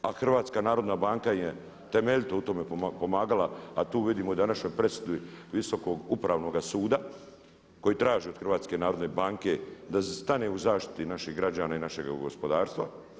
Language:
Croatian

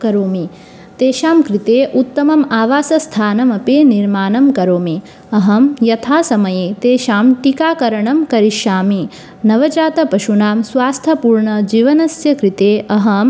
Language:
Sanskrit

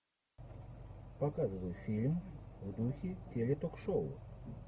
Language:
Russian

